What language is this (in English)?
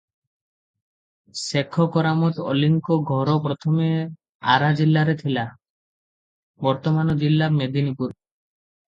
Odia